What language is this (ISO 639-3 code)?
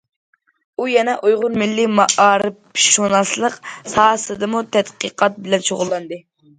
uig